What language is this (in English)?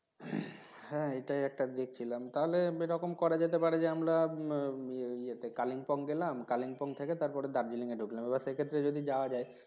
Bangla